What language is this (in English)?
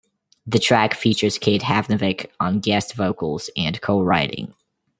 English